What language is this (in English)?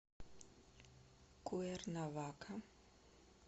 Russian